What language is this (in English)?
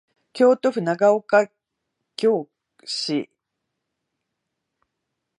Japanese